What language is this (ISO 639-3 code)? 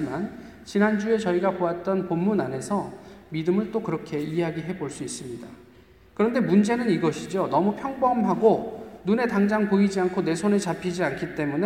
kor